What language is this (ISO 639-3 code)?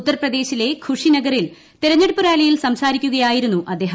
mal